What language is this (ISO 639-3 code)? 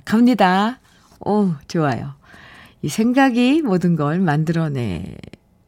kor